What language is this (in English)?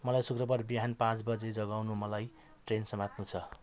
Nepali